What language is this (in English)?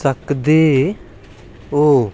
Dogri